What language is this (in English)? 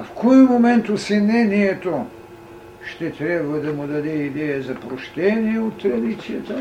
Bulgarian